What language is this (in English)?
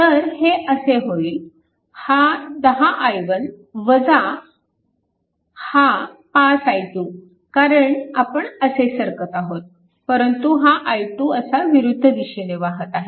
Marathi